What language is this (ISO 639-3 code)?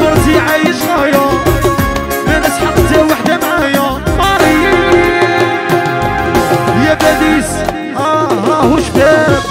ara